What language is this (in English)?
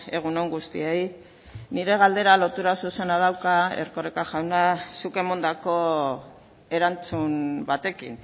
Basque